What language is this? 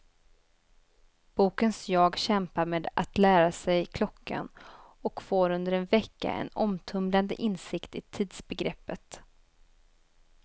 Swedish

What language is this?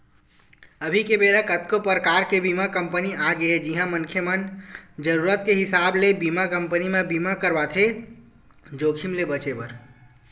Chhattisgarhi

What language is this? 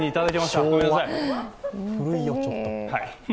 Japanese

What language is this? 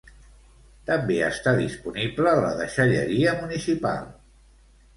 Catalan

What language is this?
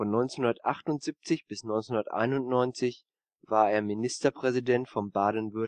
German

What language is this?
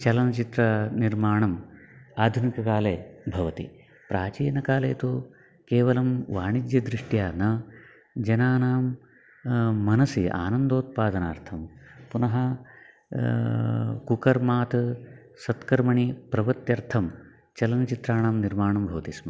Sanskrit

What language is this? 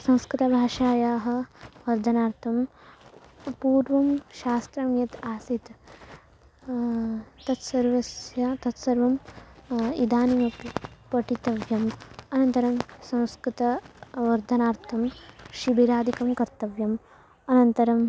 Sanskrit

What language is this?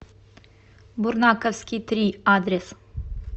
Russian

